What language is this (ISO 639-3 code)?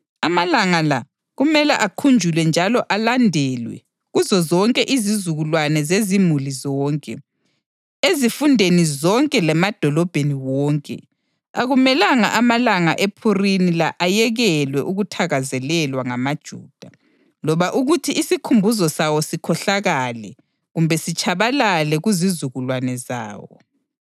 nde